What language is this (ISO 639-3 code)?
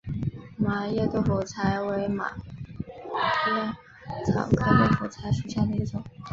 zho